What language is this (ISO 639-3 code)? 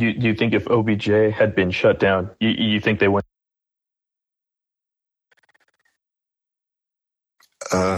eng